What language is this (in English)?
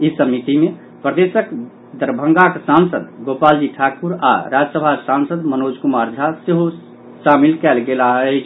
Maithili